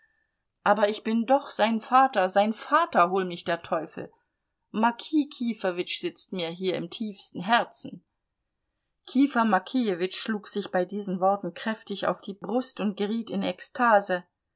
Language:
German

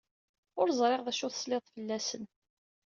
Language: Kabyle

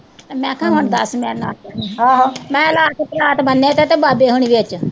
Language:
Punjabi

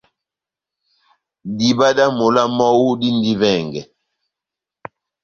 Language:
Batanga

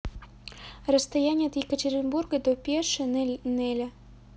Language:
Russian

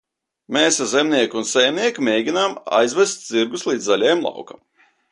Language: Latvian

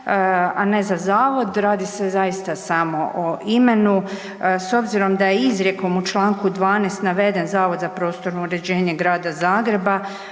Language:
Croatian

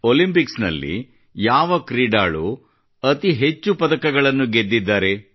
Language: Kannada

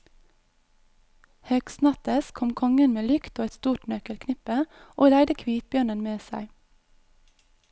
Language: Norwegian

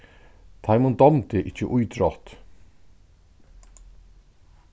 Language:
Faroese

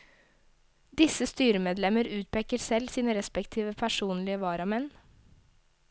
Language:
Norwegian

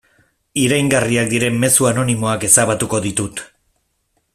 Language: Basque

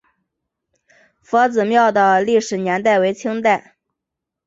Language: Chinese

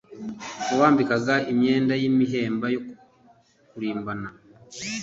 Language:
Kinyarwanda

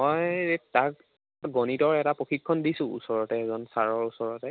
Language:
Assamese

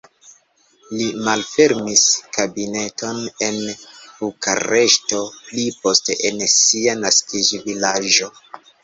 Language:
Esperanto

